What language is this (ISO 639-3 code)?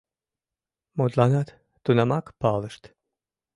chm